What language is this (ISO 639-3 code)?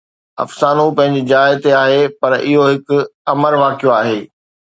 snd